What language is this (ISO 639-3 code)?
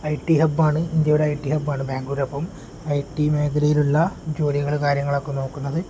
mal